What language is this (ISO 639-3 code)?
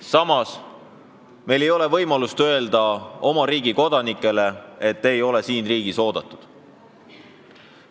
est